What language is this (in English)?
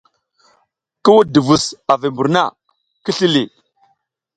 South Giziga